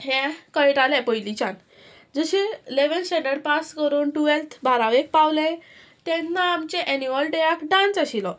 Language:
Konkani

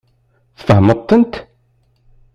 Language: Kabyle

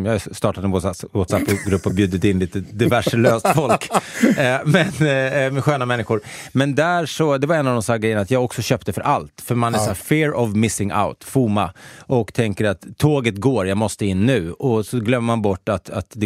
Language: Swedish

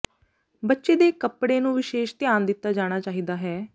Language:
Punjabi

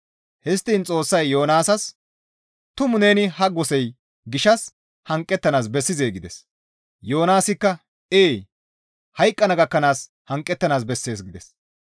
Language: Gamo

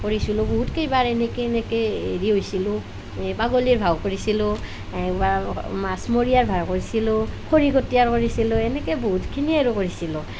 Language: Assamese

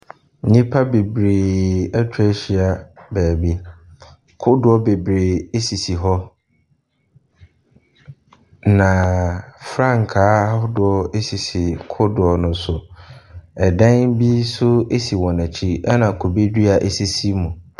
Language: Akan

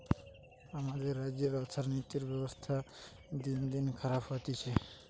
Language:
Bangla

